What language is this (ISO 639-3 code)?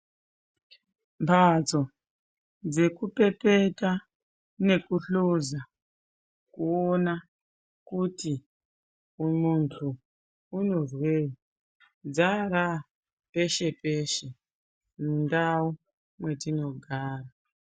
ndc